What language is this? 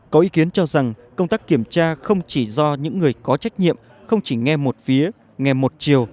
Vietnamese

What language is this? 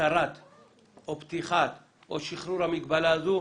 Hebrew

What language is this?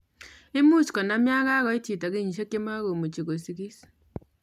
Kalenjin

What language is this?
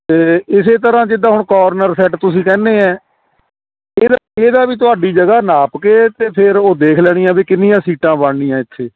Punjabi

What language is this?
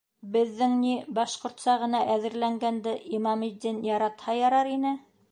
Bashkir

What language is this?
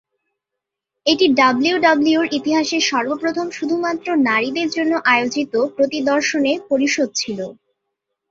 Bangla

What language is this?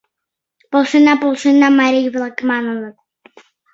Mari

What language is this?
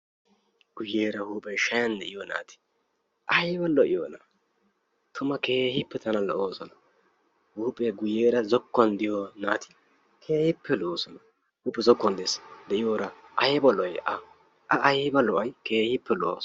Wolaytta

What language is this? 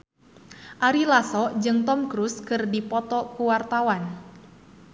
Sundanese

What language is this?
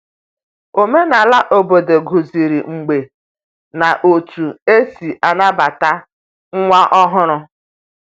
Igbo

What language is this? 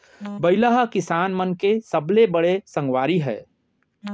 Chhattisgarhi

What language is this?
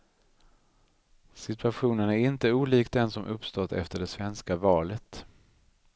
Swedish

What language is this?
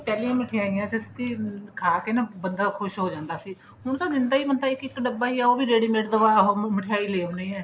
Punjabi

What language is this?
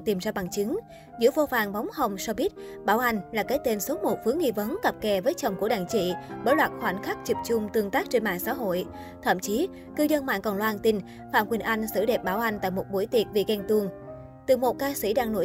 Vietnamese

